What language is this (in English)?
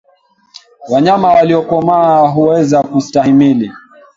Swahili